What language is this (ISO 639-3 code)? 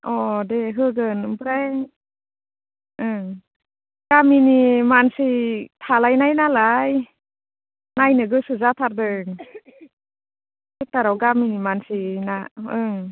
brx